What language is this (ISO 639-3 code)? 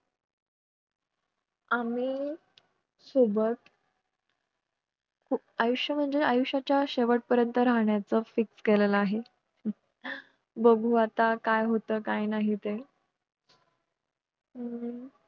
mar